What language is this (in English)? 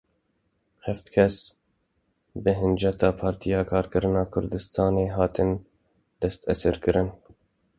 Kurdish